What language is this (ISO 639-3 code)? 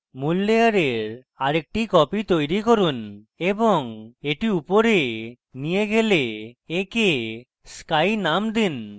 ben